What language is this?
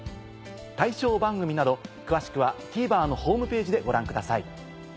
Japanese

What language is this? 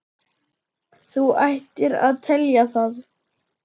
Icelandic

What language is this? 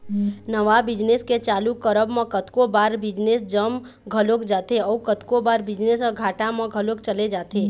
Chhattisgarhi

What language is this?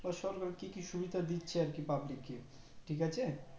Bangla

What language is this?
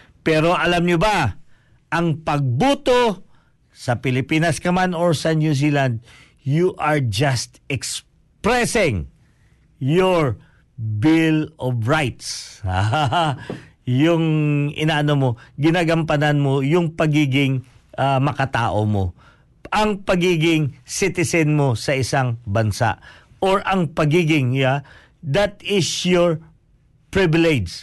Filipino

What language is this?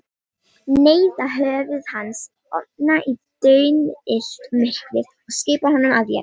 Icelandic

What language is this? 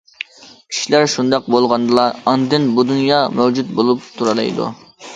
Uyghur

